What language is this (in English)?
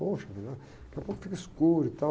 Portuguese